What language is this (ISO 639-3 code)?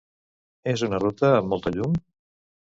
cat